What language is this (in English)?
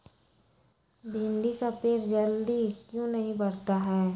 Magahi